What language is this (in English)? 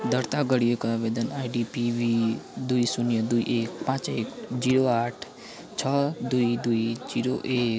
Nepali